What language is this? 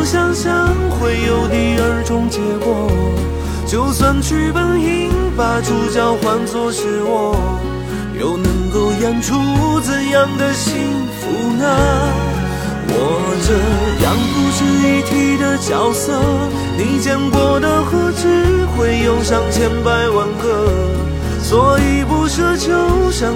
Chinese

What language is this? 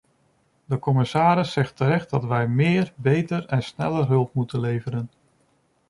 Dutch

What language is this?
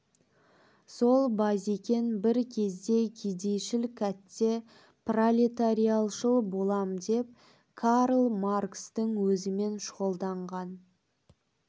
Kazakh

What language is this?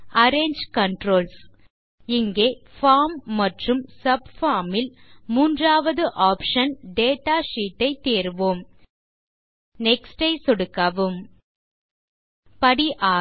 Tamil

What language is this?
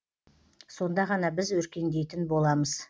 Kazakh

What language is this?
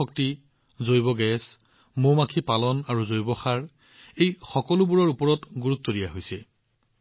Assamese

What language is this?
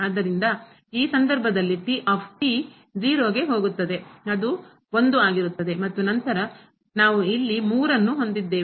Kannada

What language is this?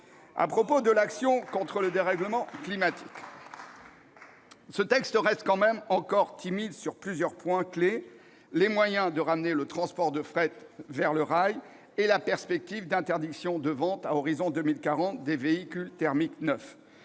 French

